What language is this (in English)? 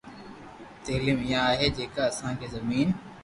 Loarki